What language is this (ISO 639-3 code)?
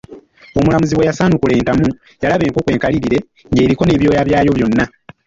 lug